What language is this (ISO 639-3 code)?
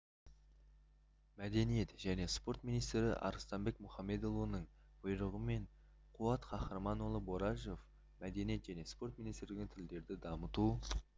kaz